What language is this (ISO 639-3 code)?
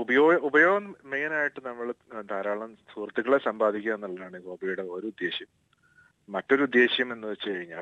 mal